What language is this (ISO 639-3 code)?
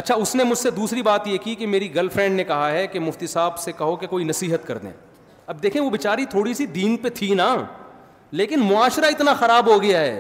urd